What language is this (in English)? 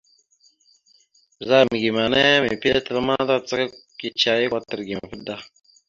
Mada (Cameroon)